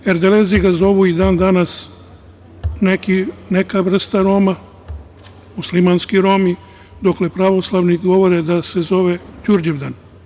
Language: Serbian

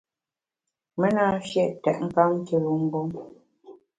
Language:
Bamun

